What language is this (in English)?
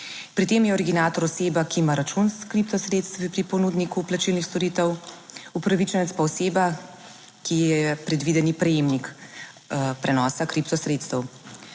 Slovenian